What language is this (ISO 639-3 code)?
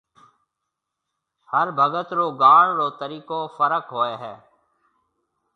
mve